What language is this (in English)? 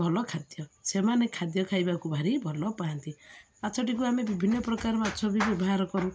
Odia